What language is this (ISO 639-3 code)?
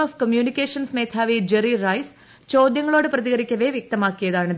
mal